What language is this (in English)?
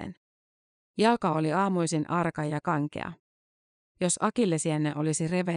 Finnish